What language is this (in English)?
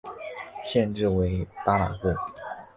Chinese